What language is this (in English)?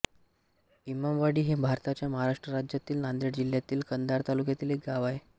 Marathi